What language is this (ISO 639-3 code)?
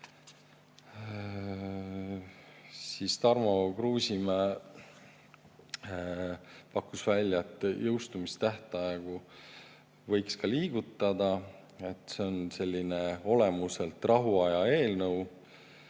est